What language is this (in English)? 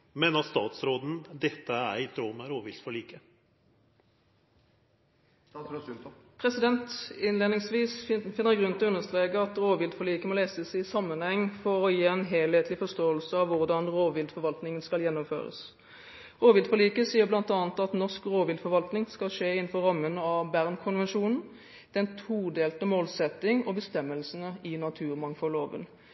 Norwegian